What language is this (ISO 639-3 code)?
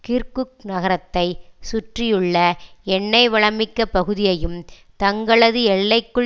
tam